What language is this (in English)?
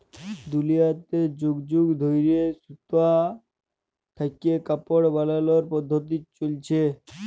Bangla